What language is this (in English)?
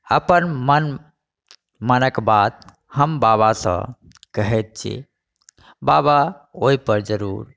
Maithili